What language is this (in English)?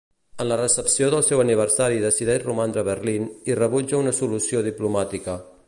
Catalan